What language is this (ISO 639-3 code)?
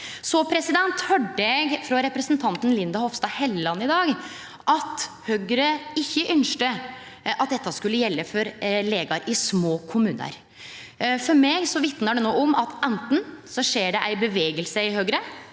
nor